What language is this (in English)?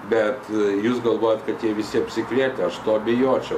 Lithuanian